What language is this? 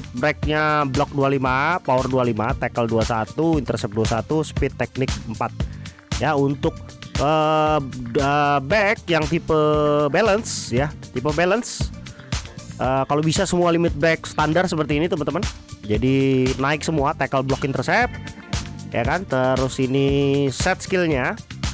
Indonesian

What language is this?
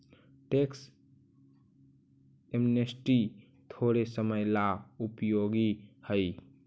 Magahi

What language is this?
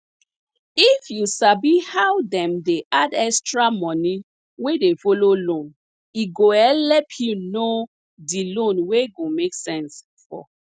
Nigerian Pidgin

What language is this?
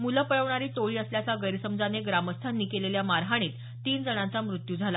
Marathi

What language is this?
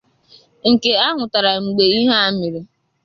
Igbo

